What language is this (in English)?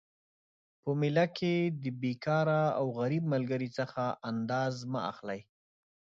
Pashto